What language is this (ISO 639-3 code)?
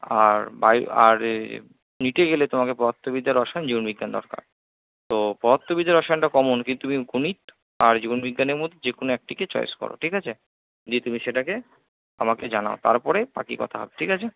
ben